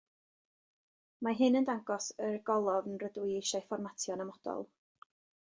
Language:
Welsh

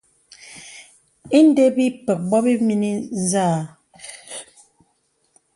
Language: Bebele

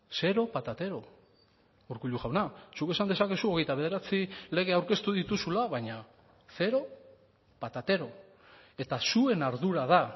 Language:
Basque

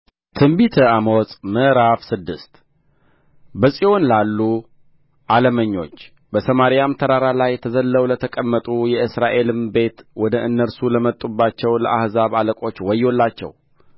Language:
Amharic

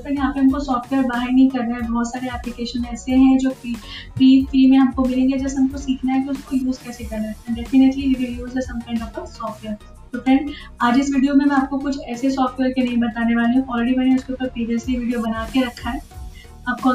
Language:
Hindi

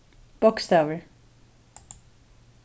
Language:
Faroese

